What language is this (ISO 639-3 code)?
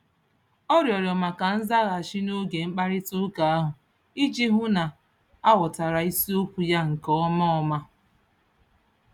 ibo